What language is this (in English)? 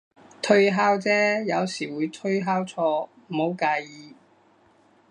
Cantonese